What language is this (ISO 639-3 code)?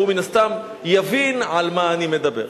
heb